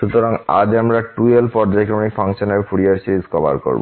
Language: Bangla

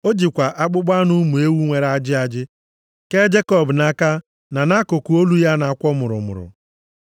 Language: Igbo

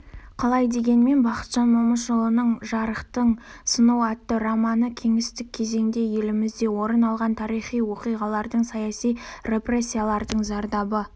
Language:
Kazakh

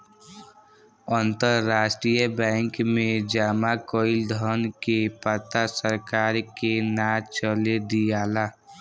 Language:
Bhojpuri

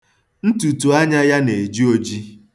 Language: Igbo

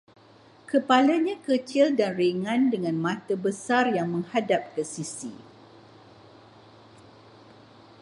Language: Malay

